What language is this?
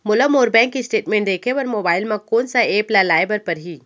Chhattisgarhi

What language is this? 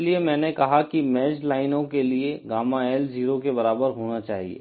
Hindi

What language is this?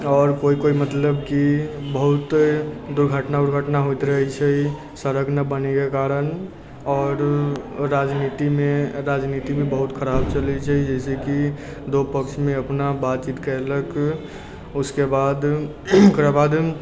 Maithili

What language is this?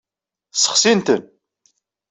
Kabyle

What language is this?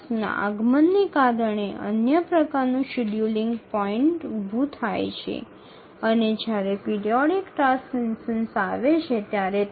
Bangla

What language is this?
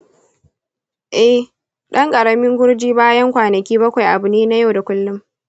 Hausa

